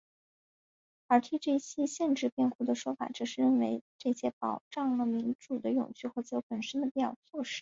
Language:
Chinese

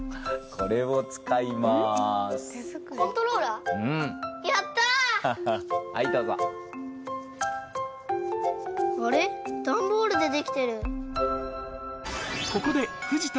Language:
Japanese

